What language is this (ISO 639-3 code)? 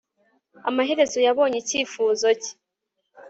kin